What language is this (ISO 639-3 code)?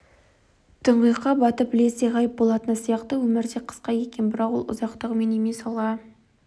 kaz